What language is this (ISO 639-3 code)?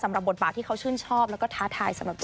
tha